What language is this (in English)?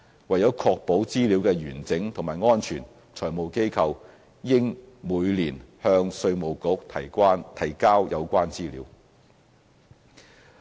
Cantonese